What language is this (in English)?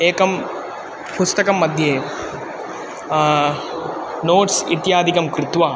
Sanskrit